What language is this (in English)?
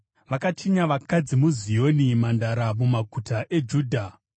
Shona